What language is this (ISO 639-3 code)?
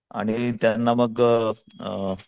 mar